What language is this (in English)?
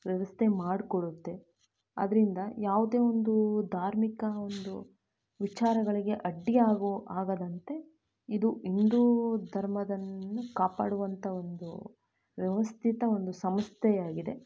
Kannada